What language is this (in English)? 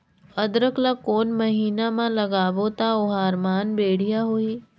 Chhattisgarhi